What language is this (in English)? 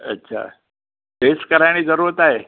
Sindhi